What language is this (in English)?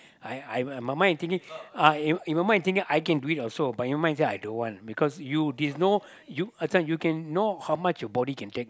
English